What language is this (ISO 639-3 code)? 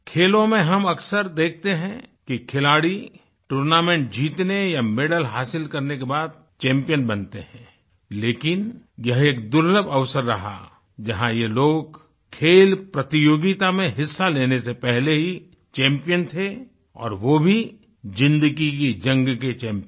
hin